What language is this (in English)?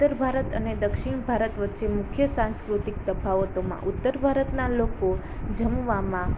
Gujarati